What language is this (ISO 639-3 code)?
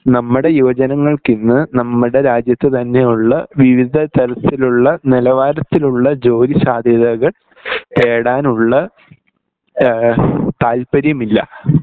mal